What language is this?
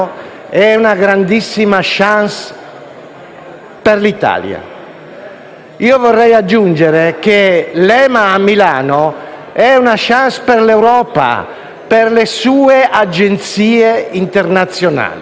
Italian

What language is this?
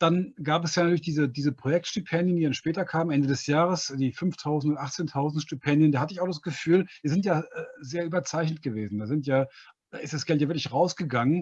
German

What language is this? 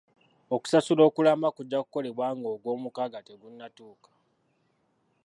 Ganda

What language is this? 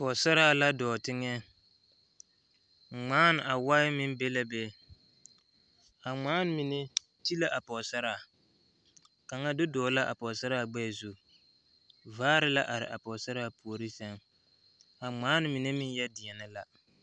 Southern Dagaare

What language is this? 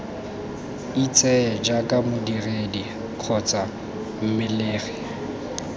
Tswana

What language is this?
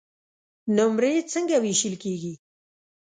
Pashto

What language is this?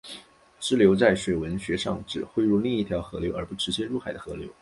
Chinese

